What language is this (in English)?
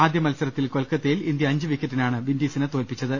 Malayalam